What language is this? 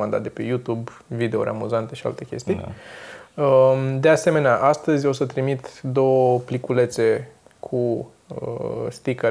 Romanian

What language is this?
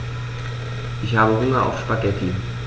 German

